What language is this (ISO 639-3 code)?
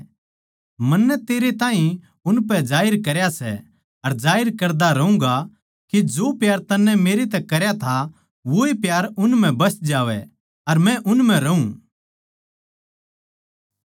bgc